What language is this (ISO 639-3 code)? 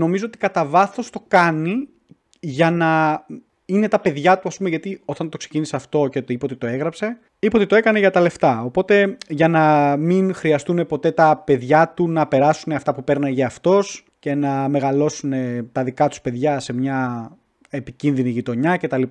ell